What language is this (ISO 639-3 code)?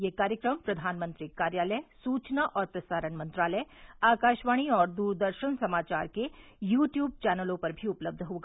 hin